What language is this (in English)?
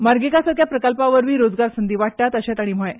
Konkani